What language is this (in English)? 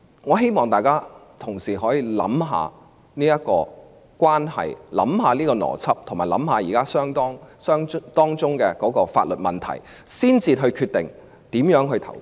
Cantonese